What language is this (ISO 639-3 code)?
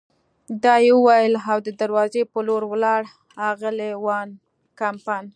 pus